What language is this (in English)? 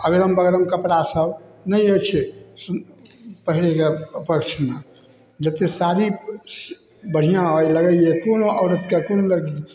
Maithili